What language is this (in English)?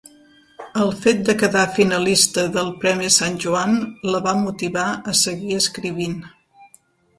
Catalan